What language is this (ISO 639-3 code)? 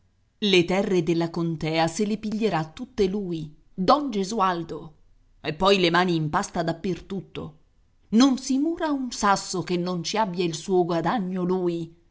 ita